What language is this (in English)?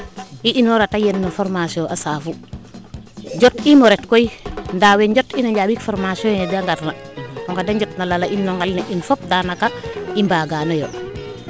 Serer